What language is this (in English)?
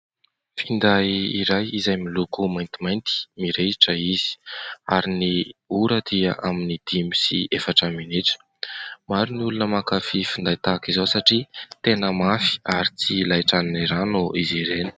Malagasy